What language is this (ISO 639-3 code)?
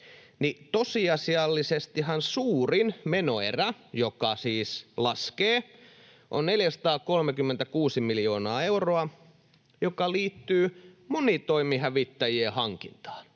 fin